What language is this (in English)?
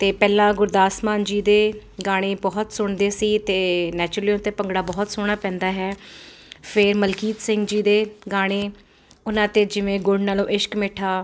Punjabi